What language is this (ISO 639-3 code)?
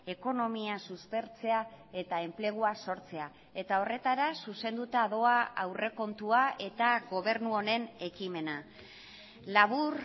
eus